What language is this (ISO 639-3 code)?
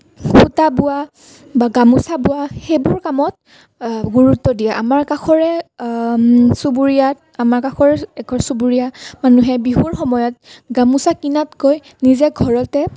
asm